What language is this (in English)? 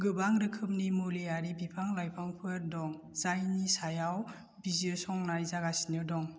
Bodo